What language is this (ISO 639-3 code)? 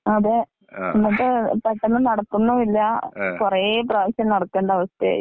mal